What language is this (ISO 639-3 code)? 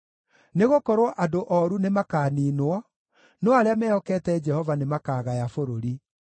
kik